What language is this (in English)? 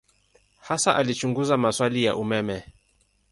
Swahili